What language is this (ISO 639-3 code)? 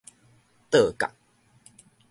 nan